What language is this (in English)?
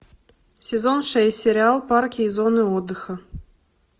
Russian